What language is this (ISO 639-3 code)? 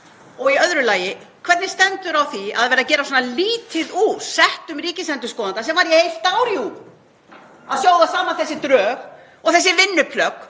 isl